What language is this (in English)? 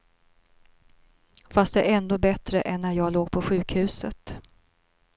Swedish